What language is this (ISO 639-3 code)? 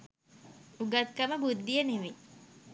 sin